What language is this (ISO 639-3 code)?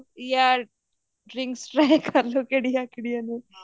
pan